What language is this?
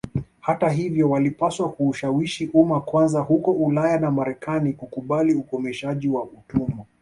Swahili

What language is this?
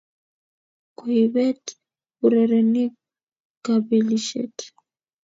Kalenjin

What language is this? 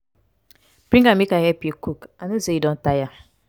Nigerian Pidgin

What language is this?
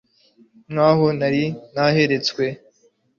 Kinyarwanda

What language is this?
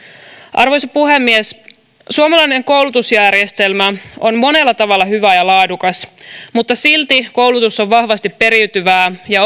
Finnish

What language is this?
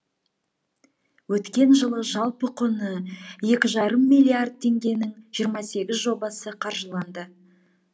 Kazakh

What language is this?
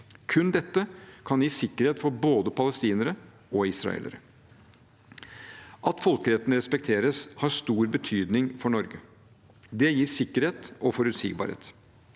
Norwegian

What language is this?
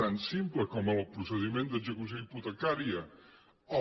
Catalan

